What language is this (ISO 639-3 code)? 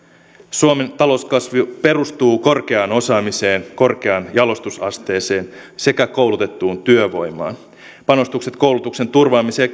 fin